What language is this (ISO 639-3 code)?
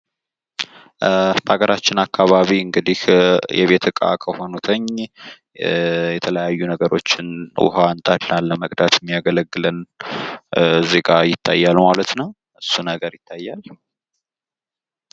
amh